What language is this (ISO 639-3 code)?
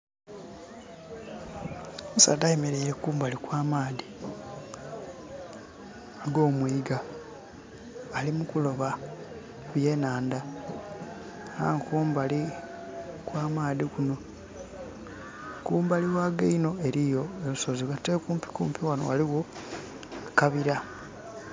xog